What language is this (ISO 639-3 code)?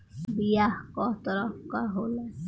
bho